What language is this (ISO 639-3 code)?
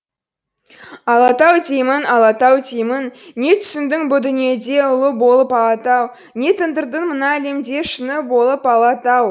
kaz